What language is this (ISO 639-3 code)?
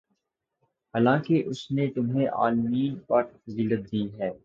urd